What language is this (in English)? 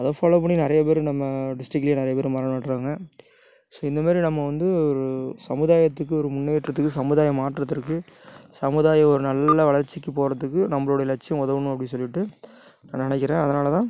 Tamil